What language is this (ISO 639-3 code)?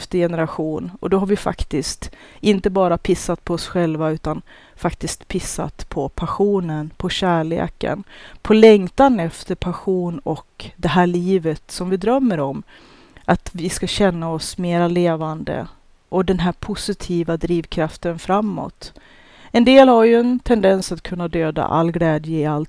swe